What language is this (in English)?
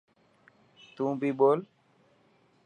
Dhatki